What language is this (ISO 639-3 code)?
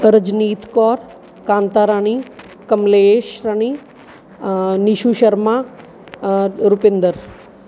pan